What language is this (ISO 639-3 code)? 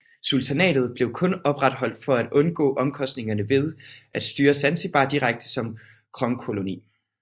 dan